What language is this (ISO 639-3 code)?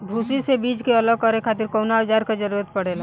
bho